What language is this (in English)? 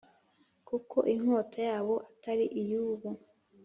Kinyarwanda